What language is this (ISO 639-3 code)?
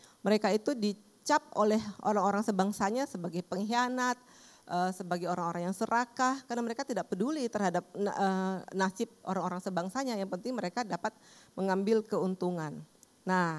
ind